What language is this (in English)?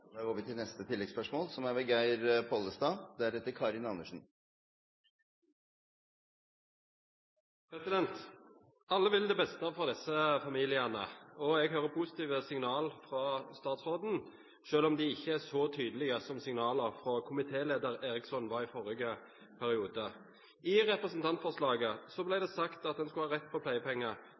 Norwegian Bokmål